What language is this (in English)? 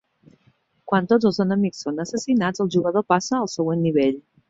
Catalan